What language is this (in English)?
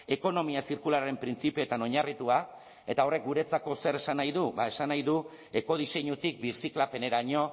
Basque